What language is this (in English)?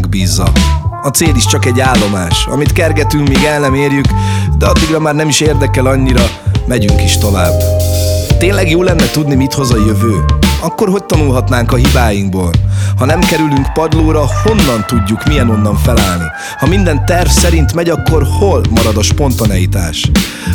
Hungarian